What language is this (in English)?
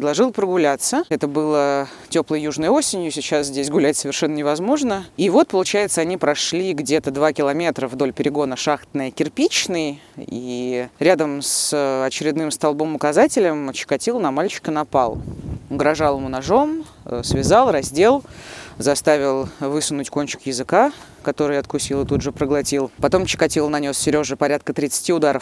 Russian